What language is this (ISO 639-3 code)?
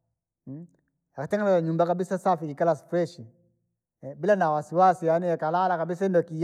lag